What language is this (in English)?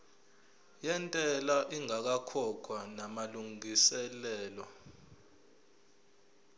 Zulu